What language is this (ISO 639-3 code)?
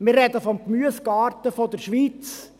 gsw